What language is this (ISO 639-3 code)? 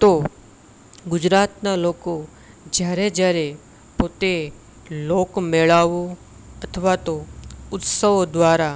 guj